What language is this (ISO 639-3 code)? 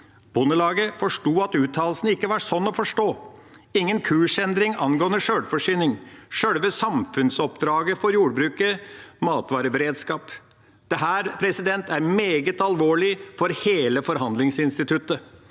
nor